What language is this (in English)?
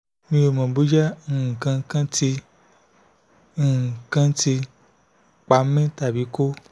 Yoruba